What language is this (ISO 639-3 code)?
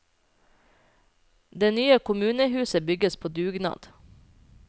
nor